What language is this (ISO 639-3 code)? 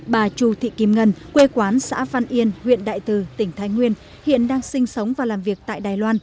vie